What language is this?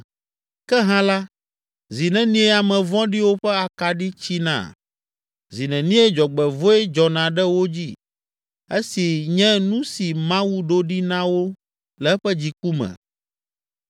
Ewe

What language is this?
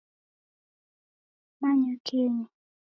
Taita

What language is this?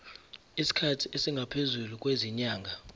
Zulu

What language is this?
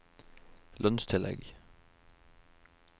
Norwegian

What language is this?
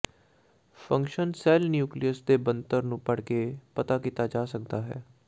Punjabi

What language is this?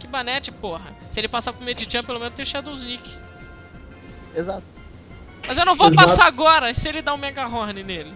Portuguese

